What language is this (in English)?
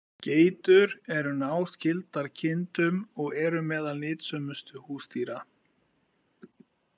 Icelandic